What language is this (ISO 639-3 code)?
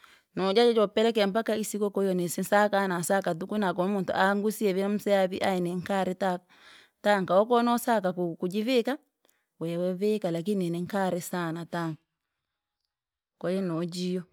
lag